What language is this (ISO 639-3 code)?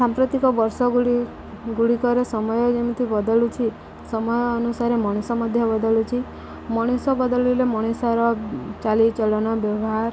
ori